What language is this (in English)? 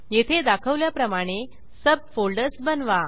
Marathi